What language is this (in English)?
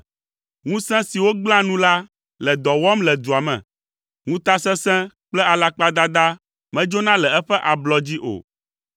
Ewe